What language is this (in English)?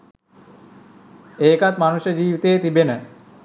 Sinhala